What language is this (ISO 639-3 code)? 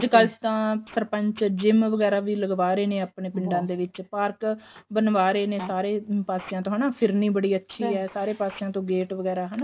pan